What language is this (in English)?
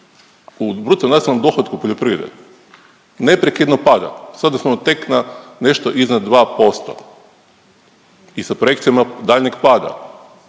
Croatian